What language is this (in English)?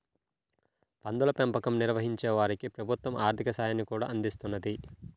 Telugu